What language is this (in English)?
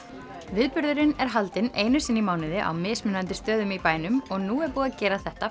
Icelandic